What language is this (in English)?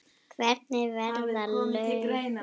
Icelandic